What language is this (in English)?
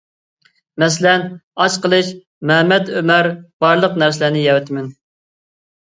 Uyghur